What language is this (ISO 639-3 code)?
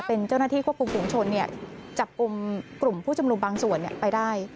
tha